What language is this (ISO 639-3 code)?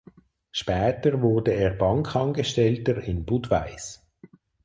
deu